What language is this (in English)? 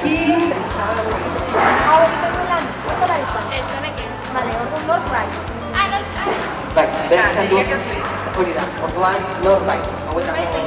Spanish